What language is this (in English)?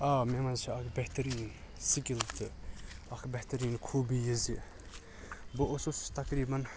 Kashmiri